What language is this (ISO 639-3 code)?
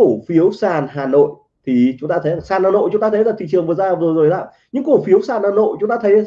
vie